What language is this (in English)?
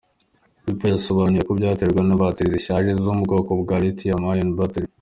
Kinyarwanda